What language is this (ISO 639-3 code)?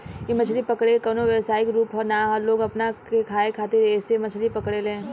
bho